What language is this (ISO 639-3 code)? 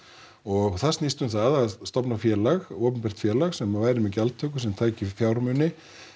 isl